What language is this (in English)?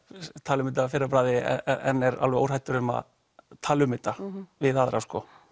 Icelandic